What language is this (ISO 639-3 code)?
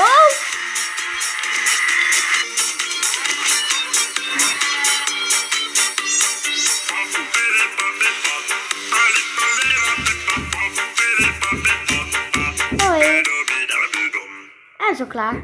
nld